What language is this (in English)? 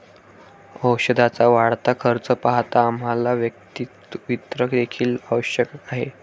Marathi